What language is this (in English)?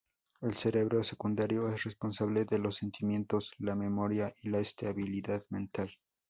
Spanish